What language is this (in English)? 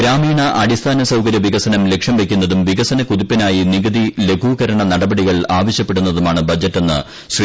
Malayalam